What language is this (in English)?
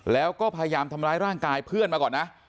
Thai